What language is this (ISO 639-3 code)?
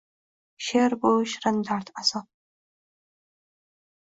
uzb